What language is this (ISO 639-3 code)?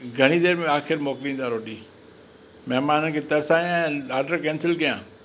snd